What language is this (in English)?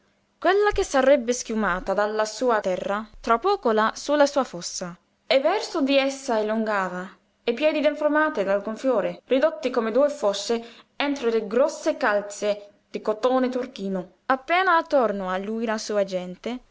Italian